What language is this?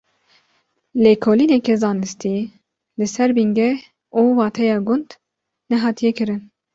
Kurdish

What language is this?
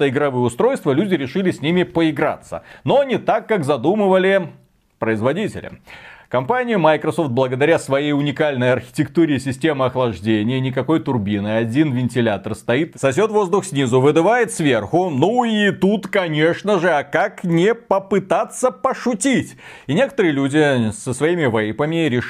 Russian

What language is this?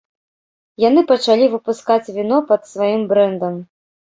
Belarusian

